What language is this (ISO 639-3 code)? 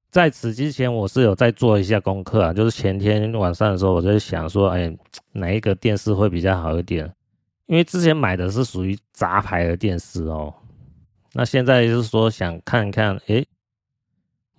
zho